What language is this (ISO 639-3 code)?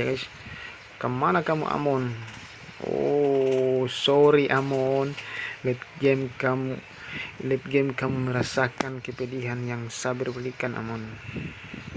ind